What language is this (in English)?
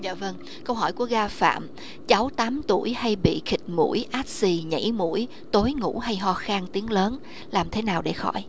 Vietnamese